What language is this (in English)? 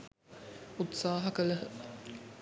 Sinhala